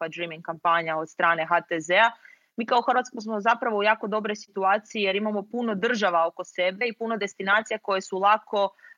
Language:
Croatian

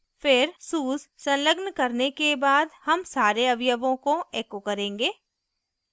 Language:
Hindi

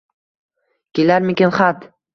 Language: Uzbek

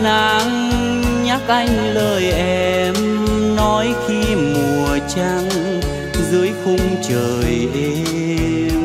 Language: Vietnamese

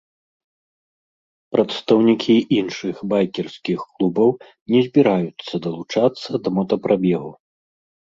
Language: Belarusian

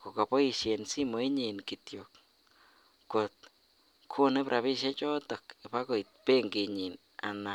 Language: Kalenjin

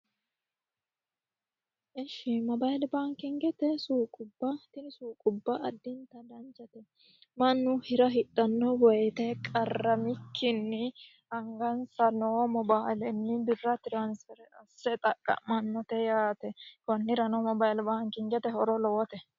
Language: Sidamo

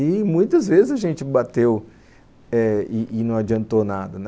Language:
Portuguese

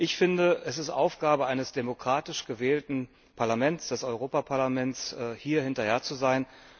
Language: German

